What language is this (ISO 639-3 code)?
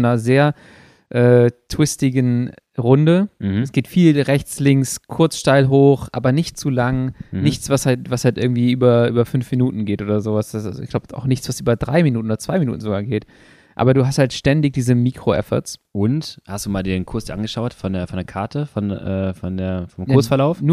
deu